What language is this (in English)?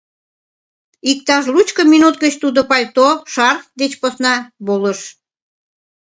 Mari